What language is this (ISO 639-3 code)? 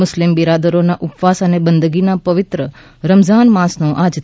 guj